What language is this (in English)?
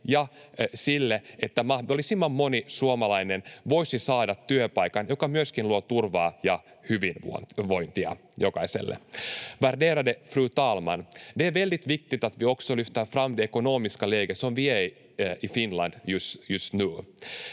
Finnish